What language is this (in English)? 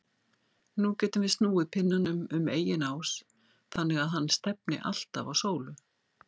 Icelandic